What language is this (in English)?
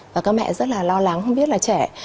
Vietnamese